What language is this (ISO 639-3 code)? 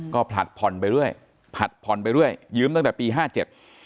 tha